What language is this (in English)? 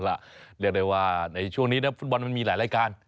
Thai